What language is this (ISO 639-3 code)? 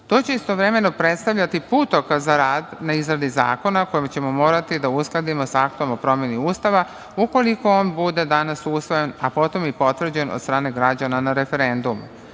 srp